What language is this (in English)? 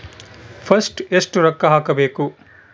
Kannada